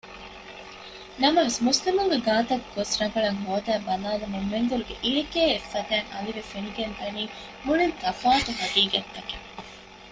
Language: Divehi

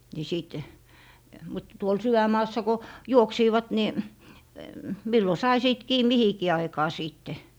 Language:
Finnish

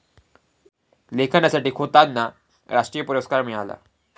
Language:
Marathi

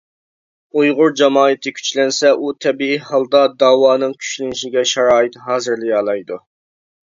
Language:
Uyghur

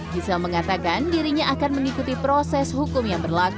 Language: Indonesian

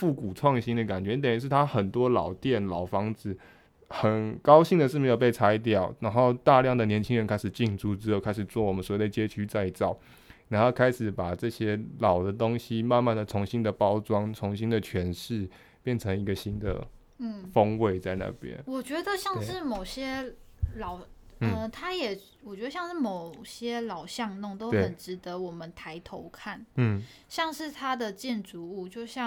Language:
Chinese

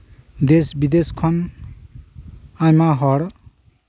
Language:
Santali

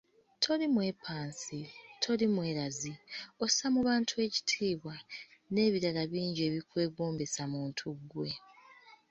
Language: Ganda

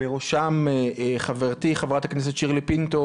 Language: Hebrew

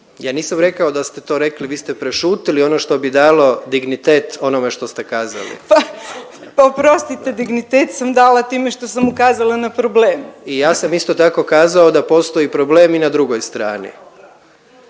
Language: Croatian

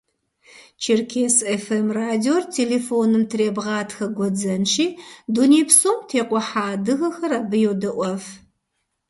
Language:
Kabardian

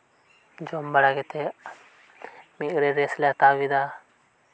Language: Santali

